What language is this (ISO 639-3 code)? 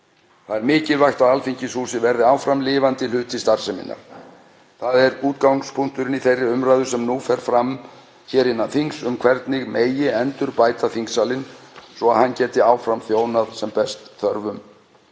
isl